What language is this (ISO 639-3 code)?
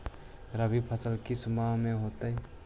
mag